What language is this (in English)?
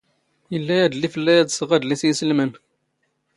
Standard Moroccan Tamazight